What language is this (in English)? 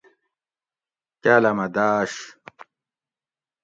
Gawri